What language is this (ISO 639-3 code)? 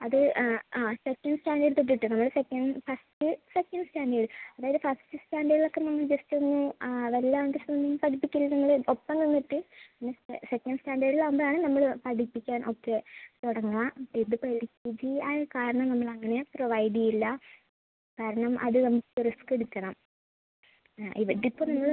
mal